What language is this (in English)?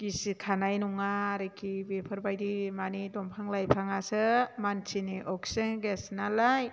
Bodo